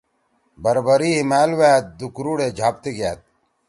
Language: Torwali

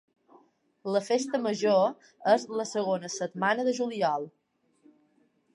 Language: Catalan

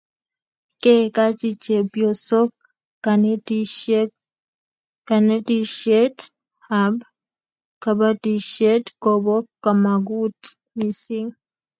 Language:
Kalenjin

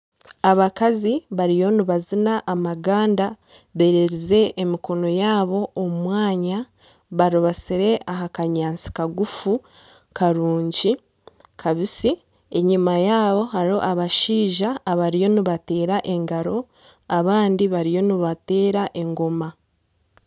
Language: Nyankole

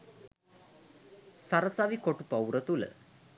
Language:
Sinhala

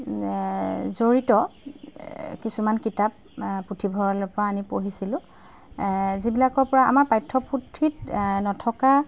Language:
Assamese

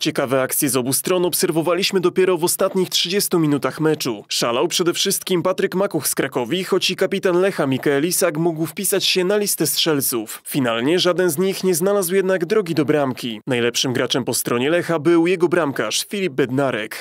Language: Polish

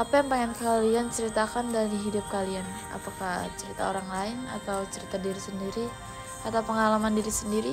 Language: Indonesian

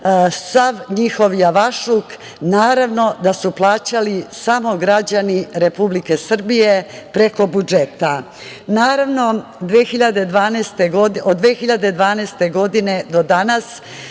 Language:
Serbian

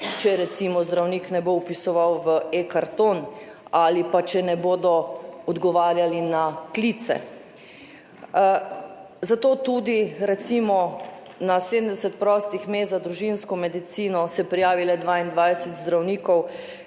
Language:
Slovenian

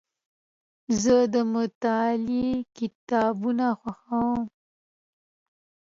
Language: Pashto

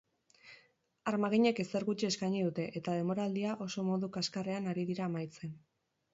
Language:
Basque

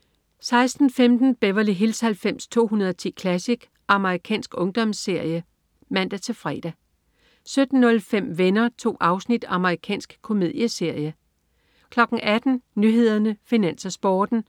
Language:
Danish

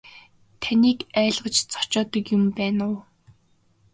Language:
Mongolian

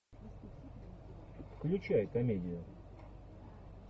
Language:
Russian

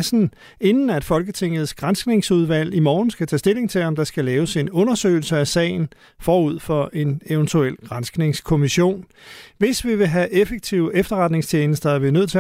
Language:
Danish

